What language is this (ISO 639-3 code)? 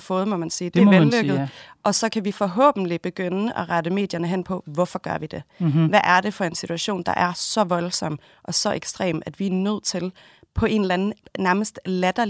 dan